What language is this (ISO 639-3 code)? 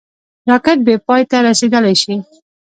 pus